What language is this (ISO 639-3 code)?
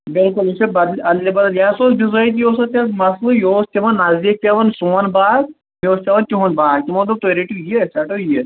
kas